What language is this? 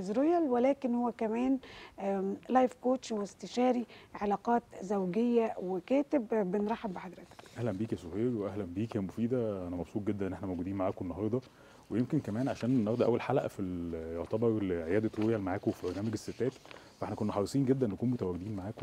Arabic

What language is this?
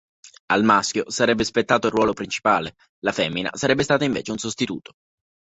Italian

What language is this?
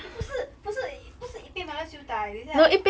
English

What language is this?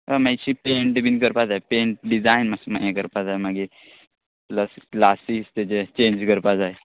Konkani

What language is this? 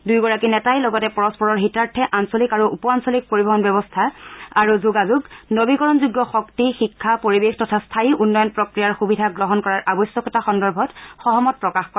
Assamese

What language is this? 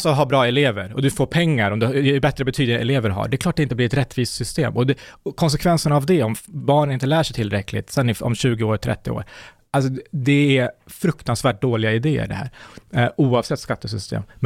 Swedish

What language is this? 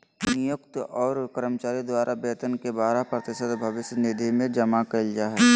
Magahi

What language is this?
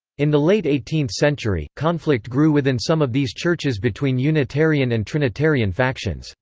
English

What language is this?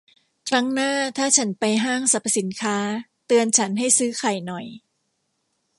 Thai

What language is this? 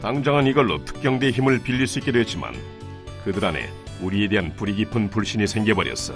Korean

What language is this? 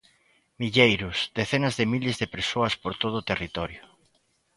Galician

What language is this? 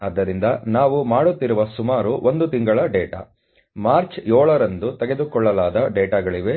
Kannada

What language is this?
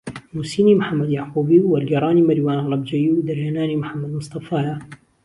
Central Kurdish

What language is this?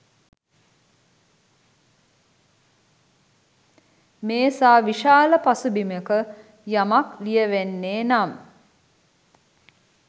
Sinhala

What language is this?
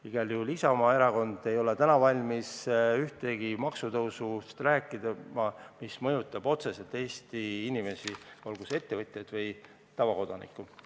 Estonian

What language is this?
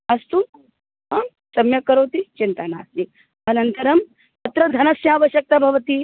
Sanskrit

